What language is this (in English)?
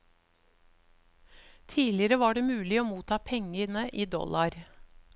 Norwegian